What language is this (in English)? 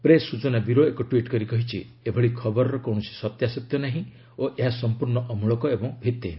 Odia